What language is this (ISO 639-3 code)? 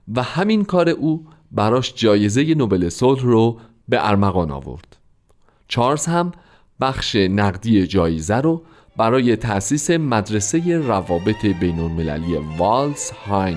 fas